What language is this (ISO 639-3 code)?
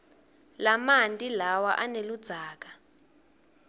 ssw